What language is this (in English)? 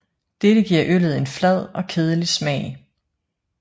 Danish